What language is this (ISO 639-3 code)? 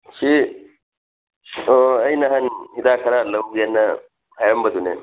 mni